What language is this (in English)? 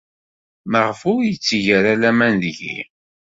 Kabyle